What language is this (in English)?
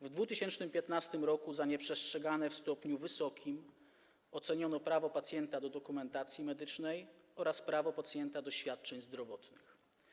Polish